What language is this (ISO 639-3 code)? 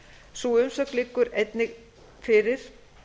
isl